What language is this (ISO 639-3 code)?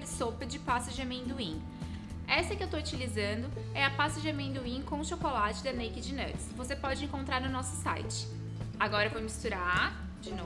por